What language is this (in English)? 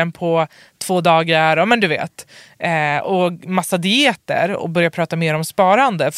Swedish